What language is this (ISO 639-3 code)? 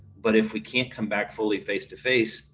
eng